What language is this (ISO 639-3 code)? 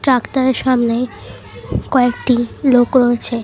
ben